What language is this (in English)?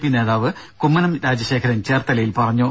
Malayalam